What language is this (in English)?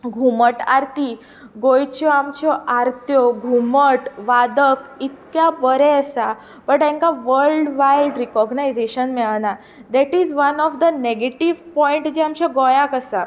Konkani